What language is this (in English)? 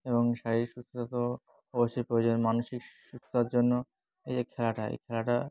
Bangla